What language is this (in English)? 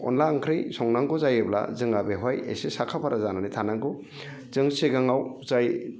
Bodo